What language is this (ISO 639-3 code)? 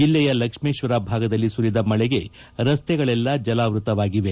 kan